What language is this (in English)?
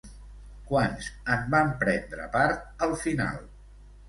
Catalan